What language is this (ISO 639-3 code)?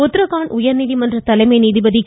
tam